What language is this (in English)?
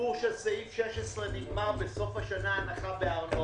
Hebrew